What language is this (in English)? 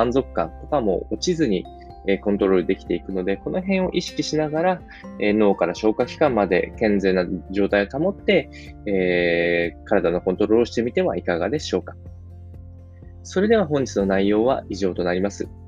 Japanese